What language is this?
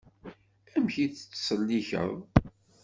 Kabyle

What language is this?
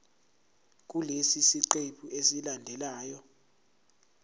Zulu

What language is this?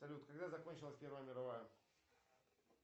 Russian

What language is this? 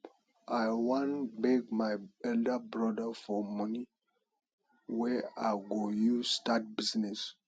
Nigerian Pidgin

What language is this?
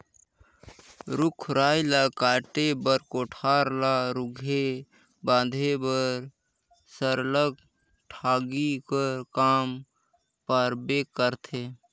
Chhattisgarhi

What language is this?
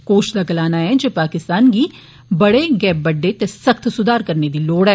Dogri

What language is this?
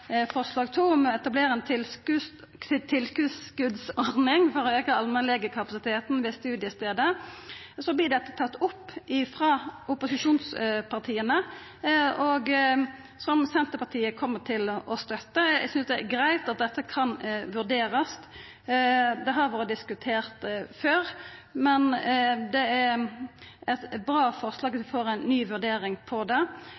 Norwegian Nynorsk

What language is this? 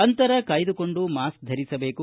Kannada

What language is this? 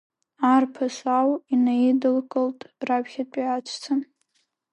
Abkhazian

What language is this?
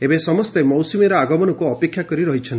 Odia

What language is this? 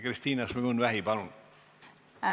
Estonian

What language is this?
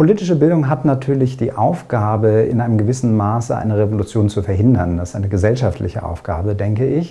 German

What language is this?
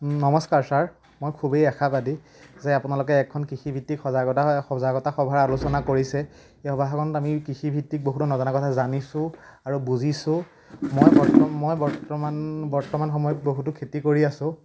Assamese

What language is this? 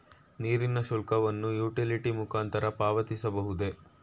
Kannada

